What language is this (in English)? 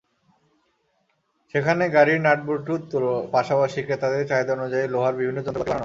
Bangla